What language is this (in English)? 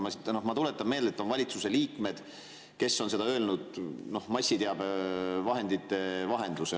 Estonian